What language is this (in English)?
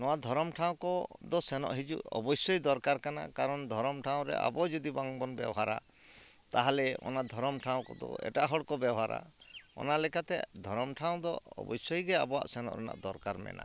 Santali